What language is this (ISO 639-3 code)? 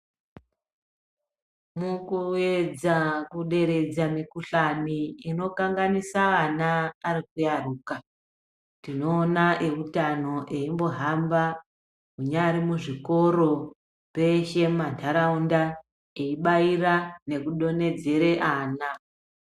ndc